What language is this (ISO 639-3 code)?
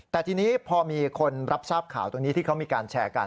tha